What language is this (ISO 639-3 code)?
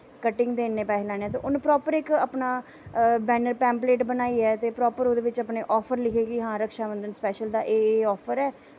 doi